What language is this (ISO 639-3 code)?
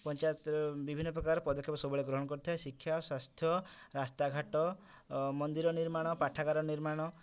ori